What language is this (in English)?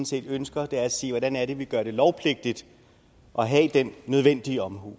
Danish